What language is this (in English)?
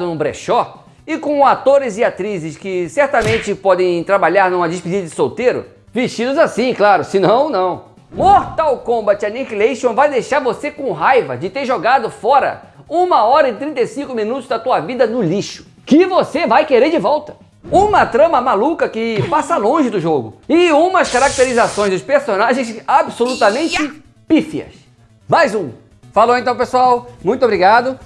Portuguese